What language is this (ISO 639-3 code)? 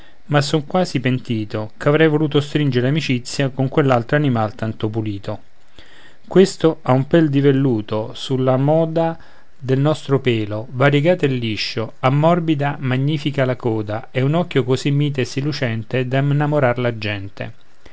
ita